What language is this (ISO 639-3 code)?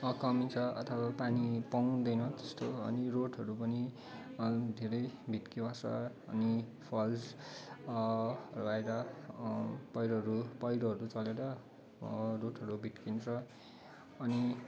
nep